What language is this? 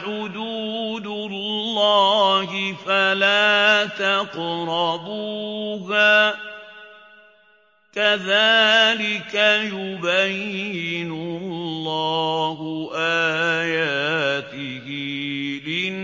Arabic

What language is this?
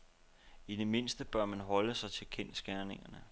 Danish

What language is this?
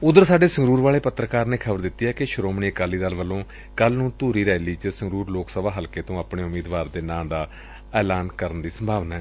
Punjabi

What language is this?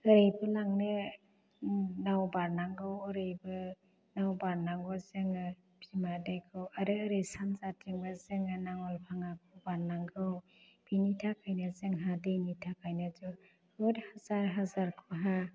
Bodo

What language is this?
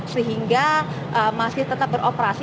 Indonesian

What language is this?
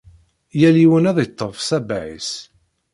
Kabyle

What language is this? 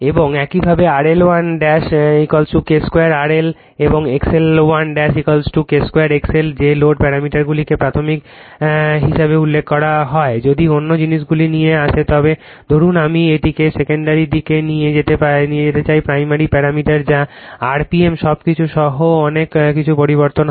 Bangla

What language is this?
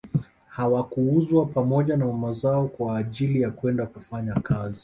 Swahili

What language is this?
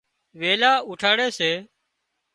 Wadiyara Koli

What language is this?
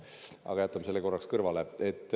Estonian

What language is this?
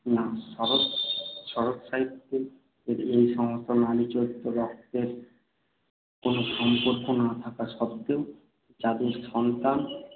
Bangla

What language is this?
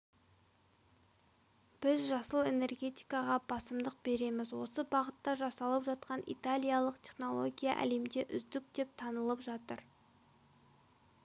Kazakh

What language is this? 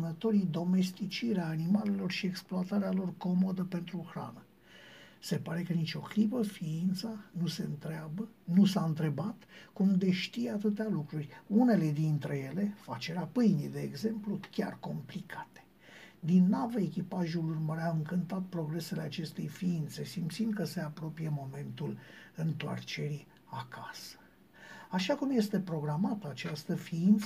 Romanian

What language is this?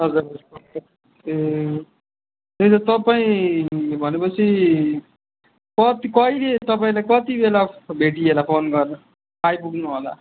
Nepali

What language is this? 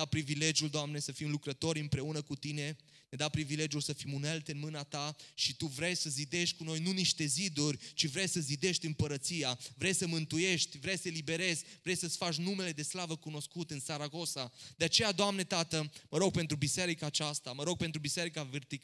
Romanian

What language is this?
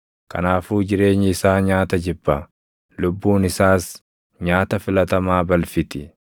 Oromo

